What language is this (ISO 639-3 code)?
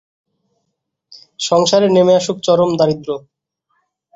ben